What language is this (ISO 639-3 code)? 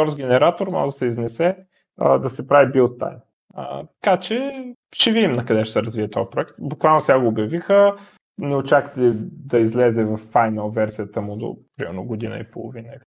bul